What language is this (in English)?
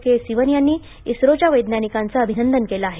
Marathi